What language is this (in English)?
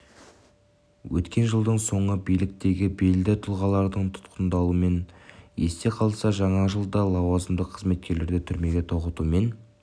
Kazakh